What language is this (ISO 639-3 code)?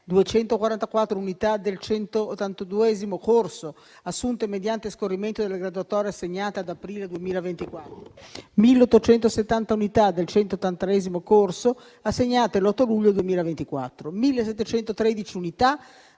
ita